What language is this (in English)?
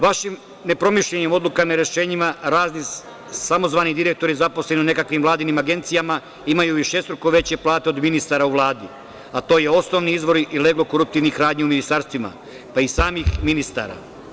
Serbian